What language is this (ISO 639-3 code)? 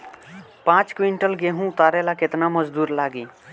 bho